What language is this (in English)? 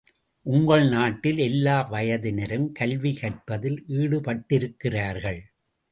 Tamil